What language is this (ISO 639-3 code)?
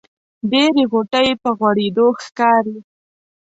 pus